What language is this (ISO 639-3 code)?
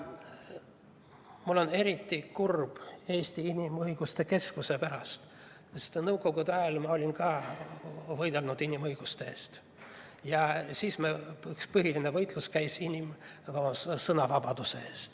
est